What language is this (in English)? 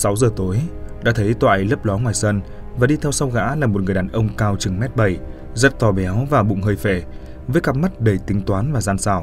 Vietnamese